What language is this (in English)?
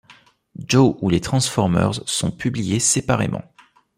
French